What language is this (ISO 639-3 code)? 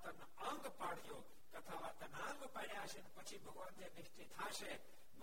guj